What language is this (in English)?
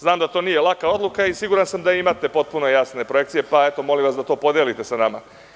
Serbian